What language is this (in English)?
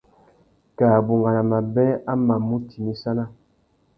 Tuki